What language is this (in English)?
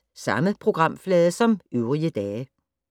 Danish